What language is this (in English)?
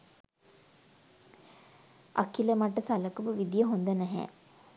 Sinhala